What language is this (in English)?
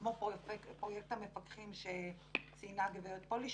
Hebrew